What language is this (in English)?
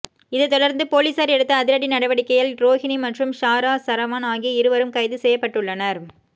Tamil